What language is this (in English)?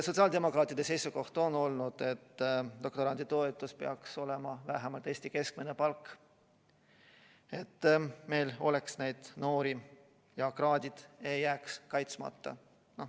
Estonian